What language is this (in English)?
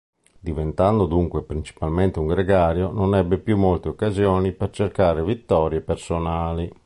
Italian